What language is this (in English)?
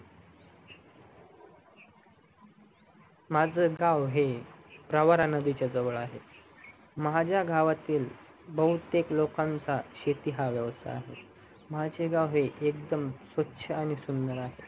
Marathi